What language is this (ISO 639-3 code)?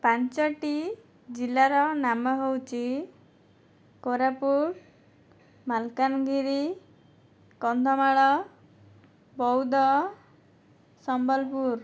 ori